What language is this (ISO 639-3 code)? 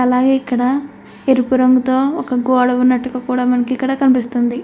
tel